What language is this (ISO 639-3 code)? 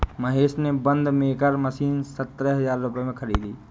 hin